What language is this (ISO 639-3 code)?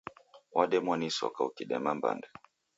dav